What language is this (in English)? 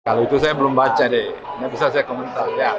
Indonesian